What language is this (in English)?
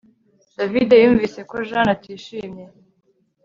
Kinyarwanda